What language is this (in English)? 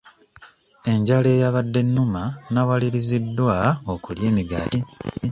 Ganda